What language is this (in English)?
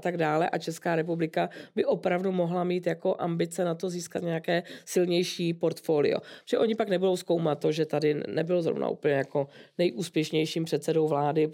Czech